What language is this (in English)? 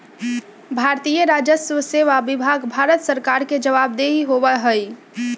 Magahi